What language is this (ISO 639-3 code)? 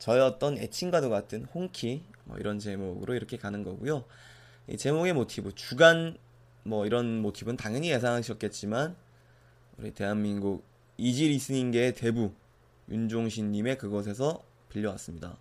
kor